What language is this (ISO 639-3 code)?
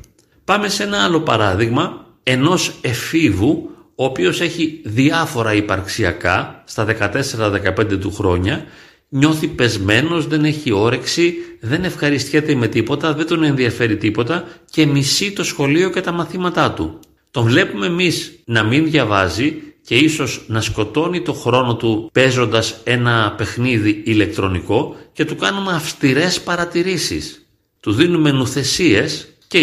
ell